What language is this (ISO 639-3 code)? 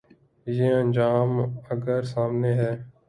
urd